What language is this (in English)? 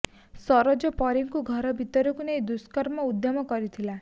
Odia